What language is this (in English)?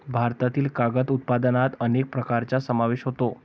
Marathi